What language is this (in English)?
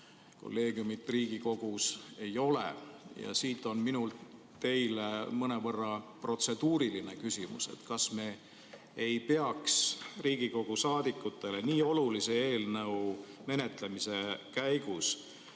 Estonian